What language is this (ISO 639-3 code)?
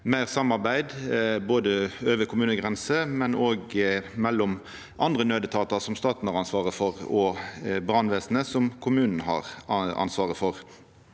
nor